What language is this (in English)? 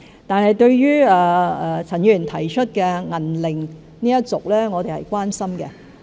Cantonese